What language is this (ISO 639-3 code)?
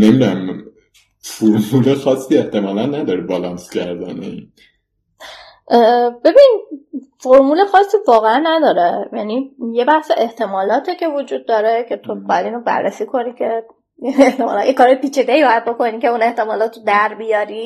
fas